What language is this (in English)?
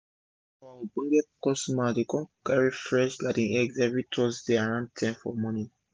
Nigerian Pidgin